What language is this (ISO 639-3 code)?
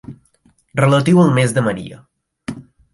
cat